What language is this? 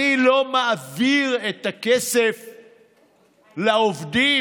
Hebrew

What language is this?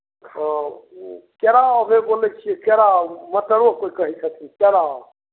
Maithili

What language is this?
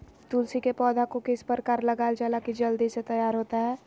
Magahi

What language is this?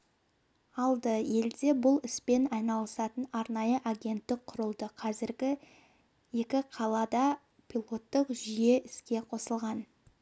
Kazakh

